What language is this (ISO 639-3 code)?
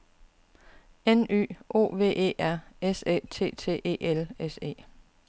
dan